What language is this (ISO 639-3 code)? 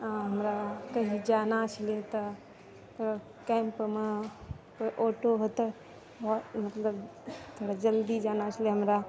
mai